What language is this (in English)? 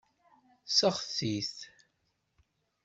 Kabyle